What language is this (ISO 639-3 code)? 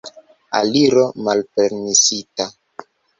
epo